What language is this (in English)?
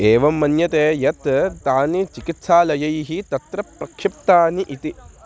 Sanskrit